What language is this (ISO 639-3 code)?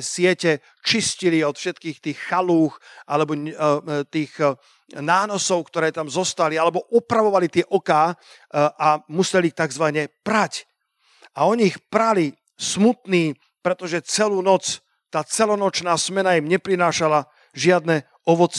slk